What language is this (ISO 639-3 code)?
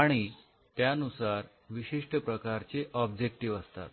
mar